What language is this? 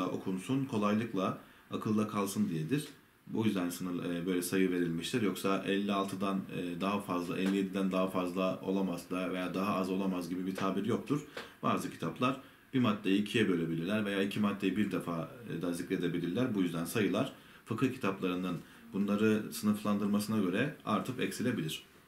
Turkish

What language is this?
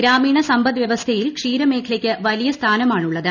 Malayalam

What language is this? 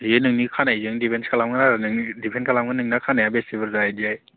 Bodo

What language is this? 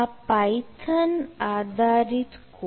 Gujarati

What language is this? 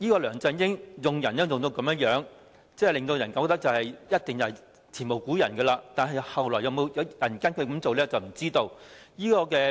Cantonese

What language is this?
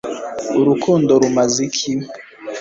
Kinyarwanda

